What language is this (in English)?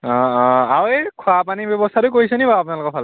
Assamese